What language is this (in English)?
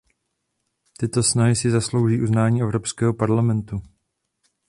Czech